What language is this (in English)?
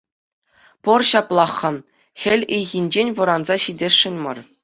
Chuvash